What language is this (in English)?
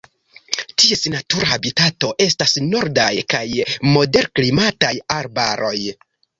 Esperanto